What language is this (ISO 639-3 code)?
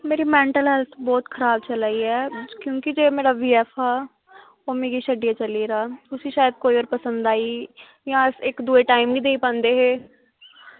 doi